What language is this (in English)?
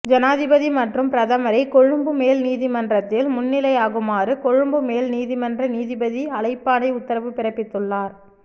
Tamil